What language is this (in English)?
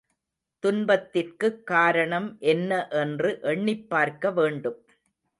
Tamil